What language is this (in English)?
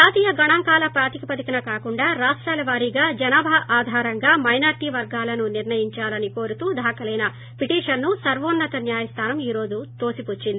Telugu